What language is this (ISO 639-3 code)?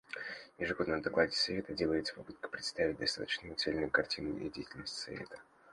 rus